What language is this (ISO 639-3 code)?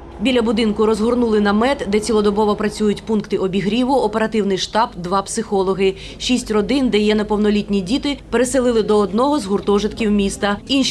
ukr